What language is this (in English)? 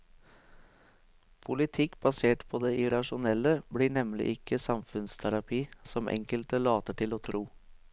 Norwegian